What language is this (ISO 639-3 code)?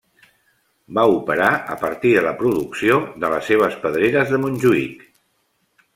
cat